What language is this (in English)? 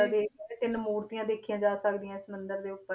Punjabi